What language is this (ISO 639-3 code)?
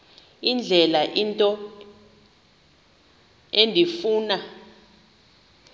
xho